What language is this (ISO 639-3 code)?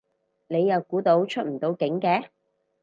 yue